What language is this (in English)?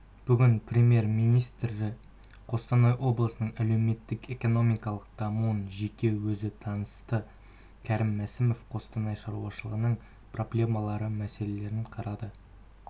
Kazakh